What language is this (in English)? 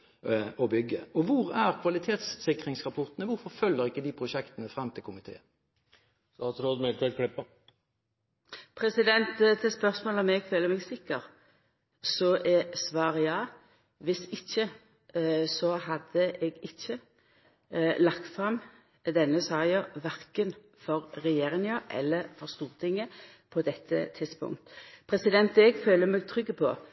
Norwegian